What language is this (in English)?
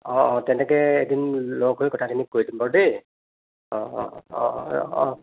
Assamese